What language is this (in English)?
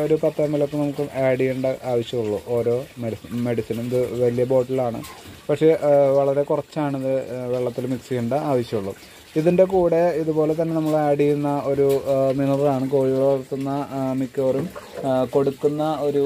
Malayalam